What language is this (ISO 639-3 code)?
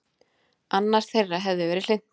isl